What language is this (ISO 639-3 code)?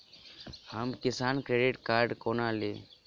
mai